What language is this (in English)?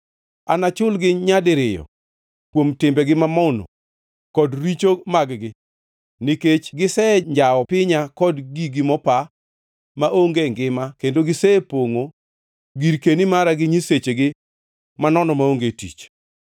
Luo (Kenya and Tanzania)